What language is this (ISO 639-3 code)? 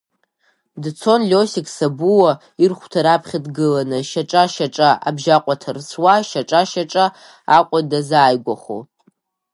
abk